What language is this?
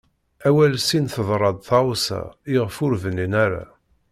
Kabyle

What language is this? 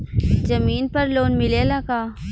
Bhojpuri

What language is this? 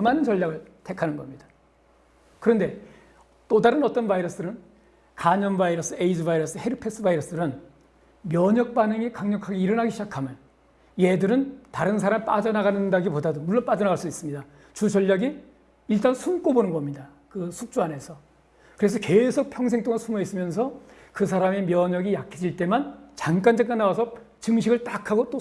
Korean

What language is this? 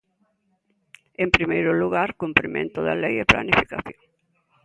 Galician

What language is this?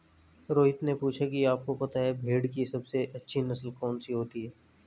Hindi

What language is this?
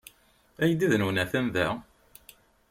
Kabyle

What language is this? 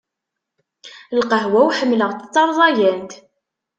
Kabyle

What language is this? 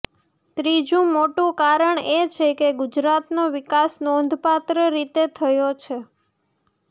Gujarati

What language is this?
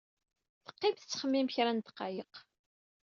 Kabyle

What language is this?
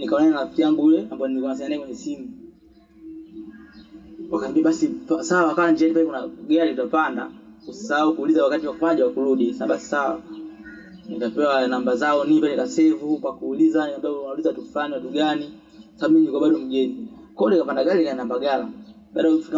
Swahili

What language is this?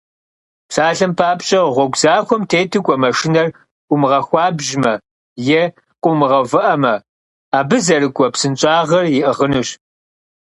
Kabardian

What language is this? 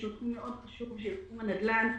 Hebrew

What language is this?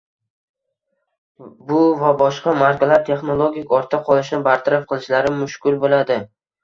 Uzbek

